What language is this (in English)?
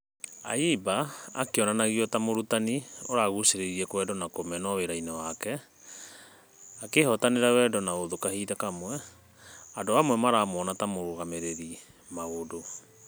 Kikuyu